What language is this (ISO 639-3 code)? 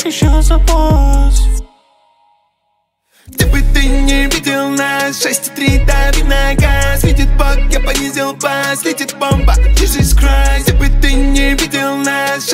rus